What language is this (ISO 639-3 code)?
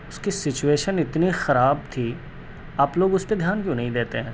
urd